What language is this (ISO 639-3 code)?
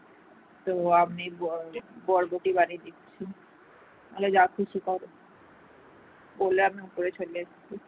ben